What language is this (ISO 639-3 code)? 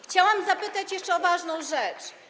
pol